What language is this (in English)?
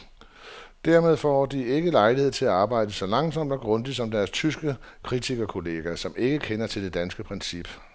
Danish